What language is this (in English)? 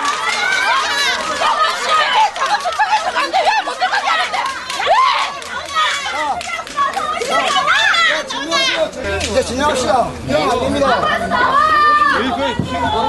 Korean